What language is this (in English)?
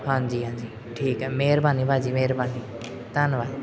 Punjabi